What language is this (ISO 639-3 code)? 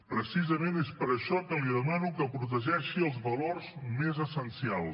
cat